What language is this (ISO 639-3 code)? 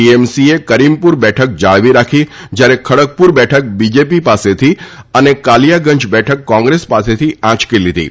guj